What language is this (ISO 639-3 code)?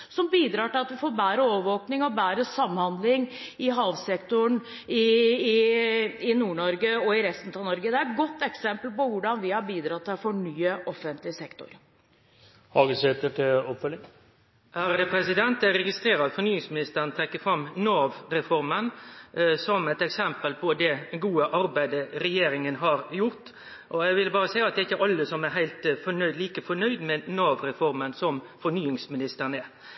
nor